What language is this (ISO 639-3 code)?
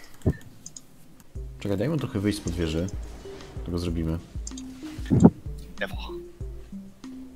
pol